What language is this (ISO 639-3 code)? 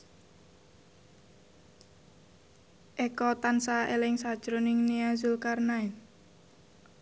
jav